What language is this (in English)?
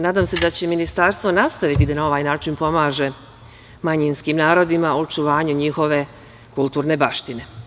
Serbian